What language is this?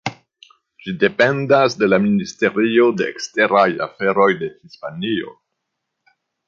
Esperanto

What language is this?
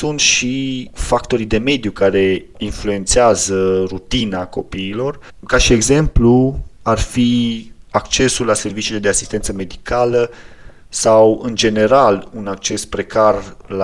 Romanian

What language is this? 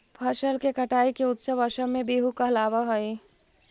Magahi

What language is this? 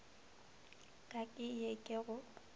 Northern Sotho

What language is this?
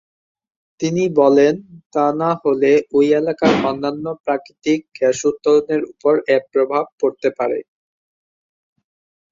Bangla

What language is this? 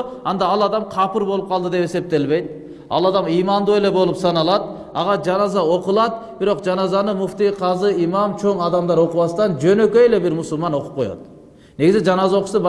Turkish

